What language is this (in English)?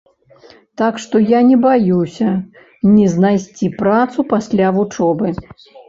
Belarusian